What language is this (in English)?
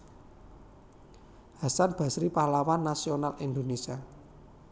Javanese